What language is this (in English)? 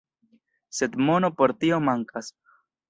Esperanto